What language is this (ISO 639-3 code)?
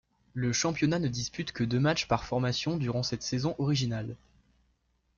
fra